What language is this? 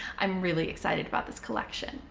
English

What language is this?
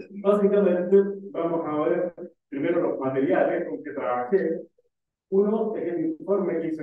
Spanish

